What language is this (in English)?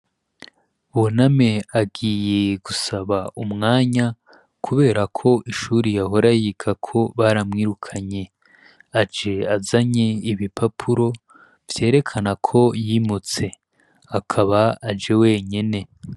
Rundi